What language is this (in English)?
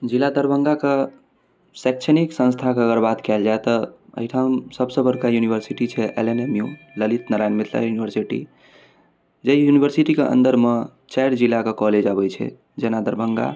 Maithili